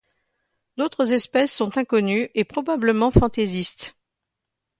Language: French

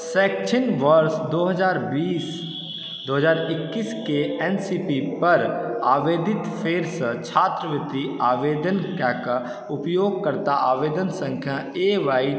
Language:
Maithili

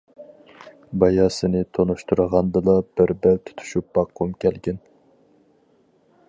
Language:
Uyghur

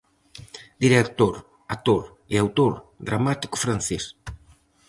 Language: Galician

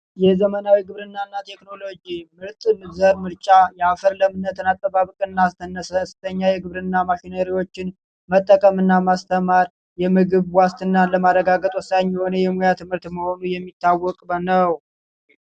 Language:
Amharic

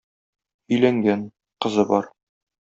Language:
Tatar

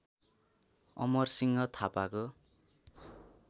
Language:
Nepali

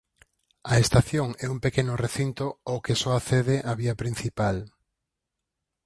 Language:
Galician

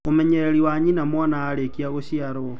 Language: Kikuyu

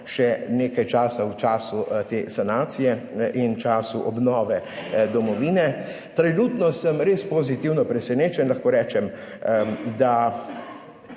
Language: Slovenian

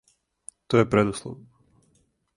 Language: Serbian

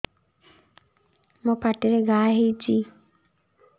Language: Odia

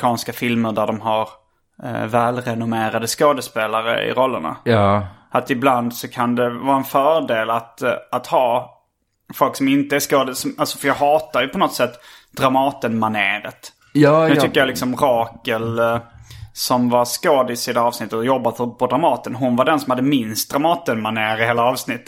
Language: Swedish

